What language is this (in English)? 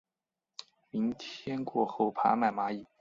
Chinese